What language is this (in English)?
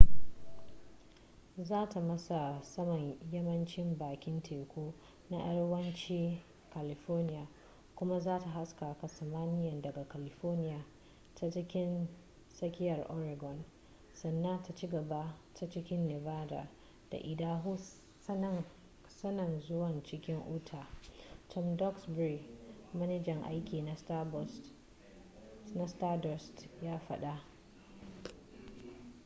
Hausa